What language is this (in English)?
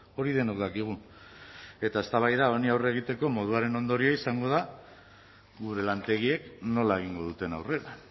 Basque